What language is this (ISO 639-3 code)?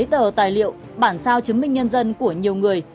vie